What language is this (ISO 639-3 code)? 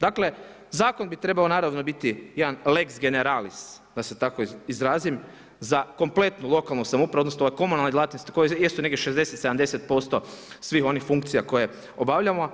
hrv